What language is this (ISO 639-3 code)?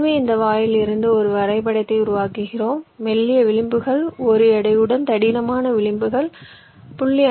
tam